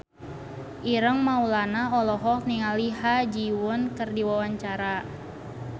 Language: Sundanese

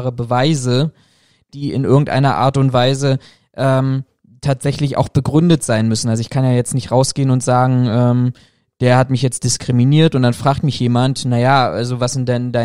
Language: German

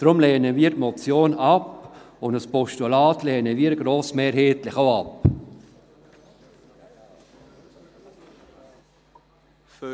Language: Swiss German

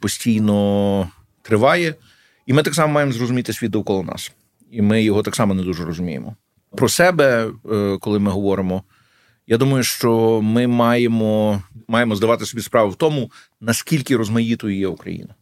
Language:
Ukrainian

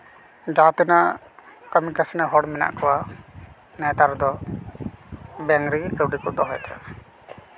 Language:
Santali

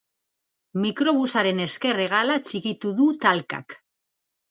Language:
Basque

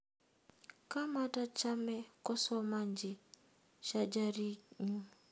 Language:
Kalenjin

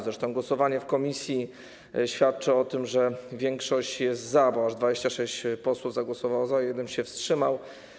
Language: Polish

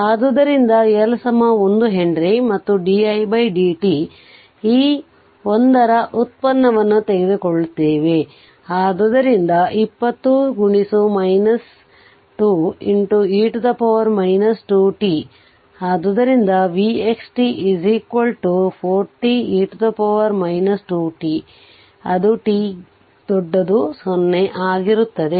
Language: Kannada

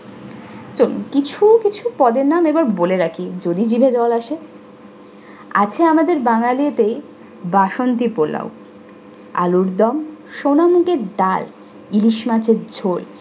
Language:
Bangla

